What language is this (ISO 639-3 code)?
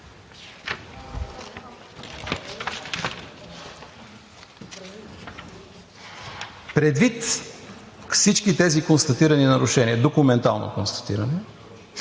bul